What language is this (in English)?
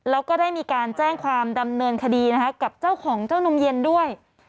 Thai